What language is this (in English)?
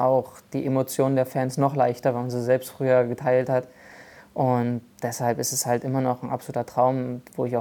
German